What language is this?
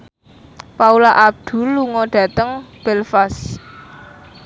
Javanese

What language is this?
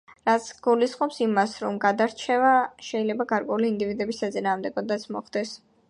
Georgian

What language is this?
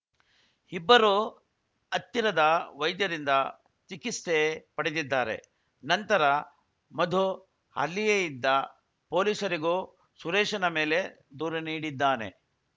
Kannada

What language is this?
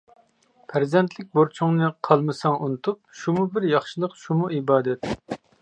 Uyghur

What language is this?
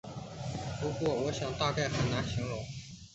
Chinese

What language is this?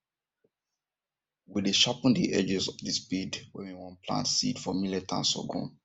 Nigerian Pidgin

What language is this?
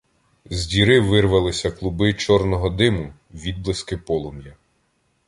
Ukrainian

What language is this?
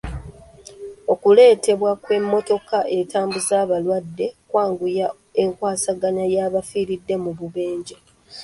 Ganda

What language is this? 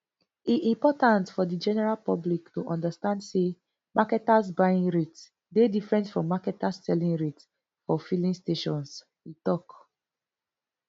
Nigerian Pidgin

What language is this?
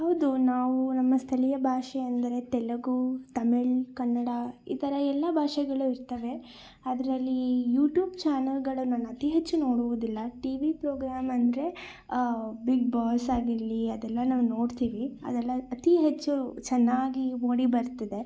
Kannada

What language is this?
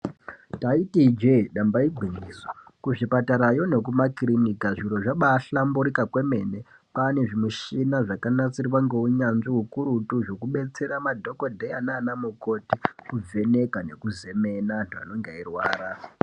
Ndau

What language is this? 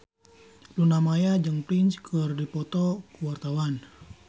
Sundanese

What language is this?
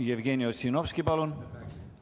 Estonian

